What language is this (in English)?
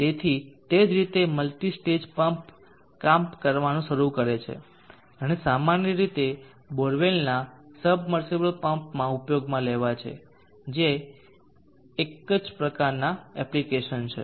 Gujarati